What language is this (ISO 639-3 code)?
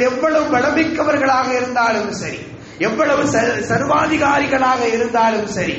ara